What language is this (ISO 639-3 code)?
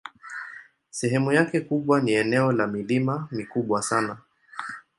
swa